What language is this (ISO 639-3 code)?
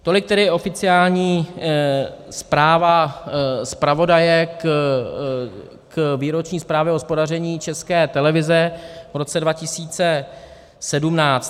ces